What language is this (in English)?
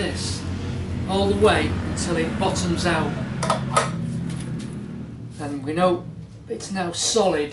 English